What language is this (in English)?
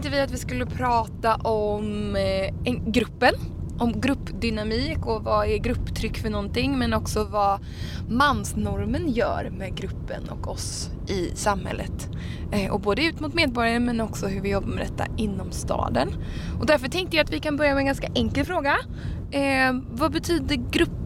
Swedish